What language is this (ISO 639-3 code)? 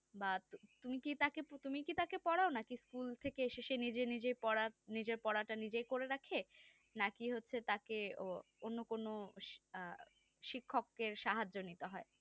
ben